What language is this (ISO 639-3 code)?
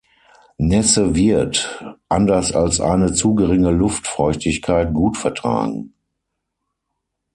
deu